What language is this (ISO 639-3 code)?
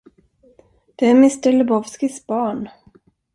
swe